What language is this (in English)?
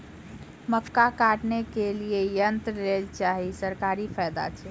Maithili